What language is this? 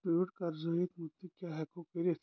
Kashmiri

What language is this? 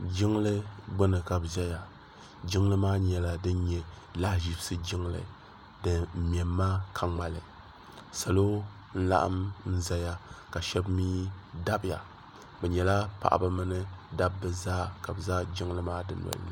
Dagbani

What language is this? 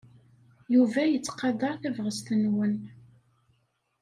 Kabyle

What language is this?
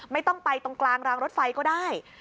Thai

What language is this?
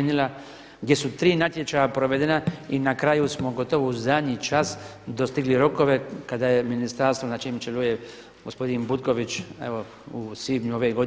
Croatian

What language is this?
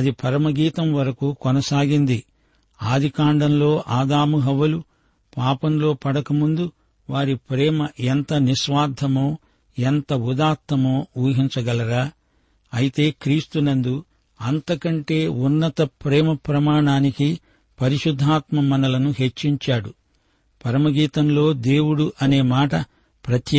Telugu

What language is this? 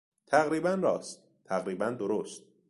Persian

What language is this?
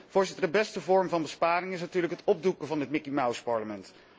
Dutch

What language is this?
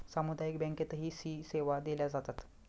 Marathi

